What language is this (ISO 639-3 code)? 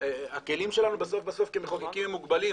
heb